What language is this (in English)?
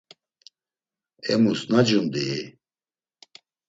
Laz